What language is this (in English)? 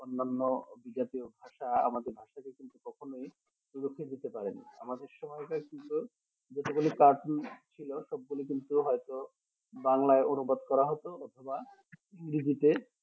Bangla